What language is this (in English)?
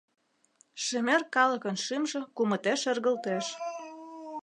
Mari